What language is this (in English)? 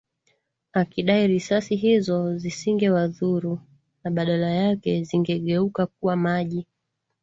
Swahili